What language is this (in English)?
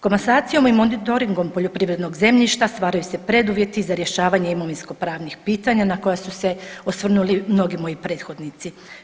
Croatian